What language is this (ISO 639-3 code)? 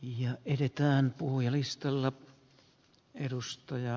fin